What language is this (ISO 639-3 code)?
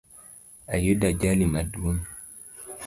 luo